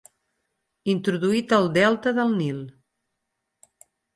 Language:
Catalan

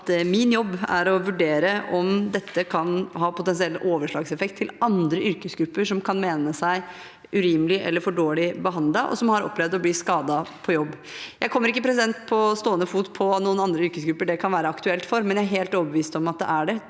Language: Norwegian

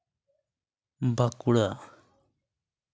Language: Santali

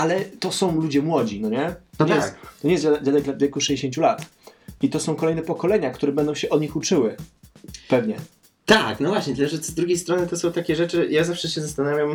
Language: Polish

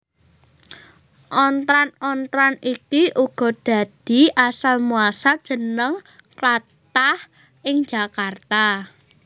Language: Javanese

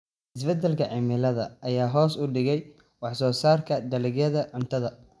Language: Somali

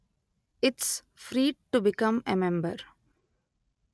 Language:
Telugu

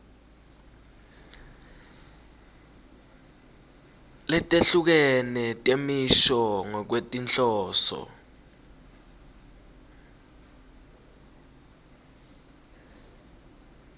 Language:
Swati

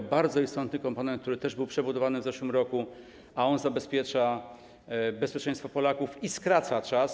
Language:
Polish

